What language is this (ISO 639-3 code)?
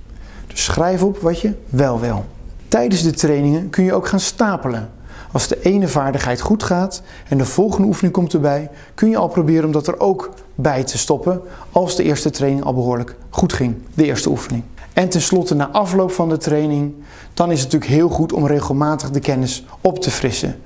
nld